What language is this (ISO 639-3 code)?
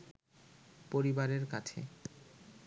ben